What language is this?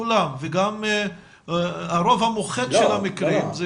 Hebrew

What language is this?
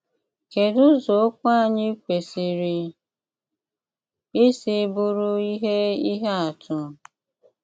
Igbo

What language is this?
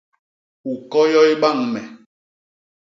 Basaa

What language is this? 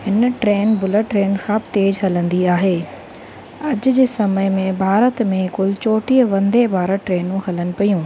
Sindhi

